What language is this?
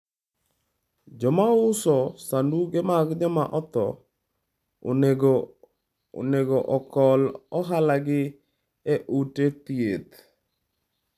Luo (Kenya and Tanzania)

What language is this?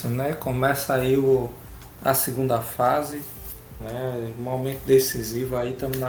Portuguese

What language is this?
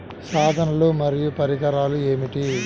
Telugu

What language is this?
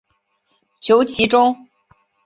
Chinese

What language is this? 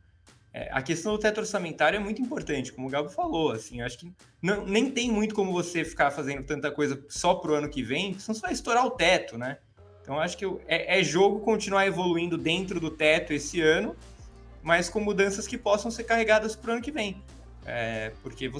Portuguese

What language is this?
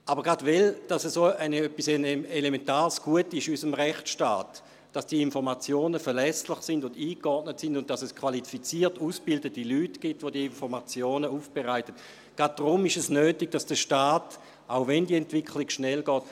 Swiss German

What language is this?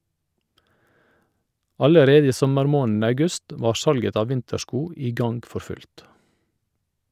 Norwegian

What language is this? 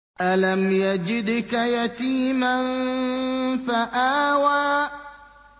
Arabic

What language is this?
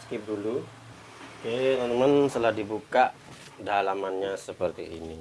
Indonesian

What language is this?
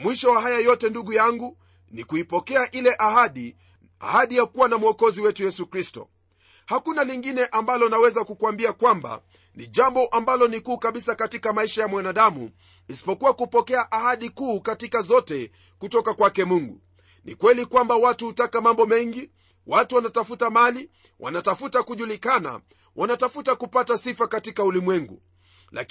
Swahili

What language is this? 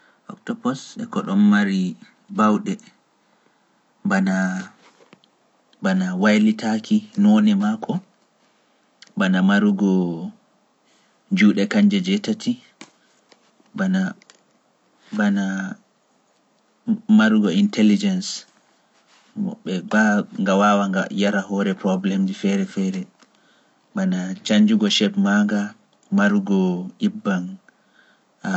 Pular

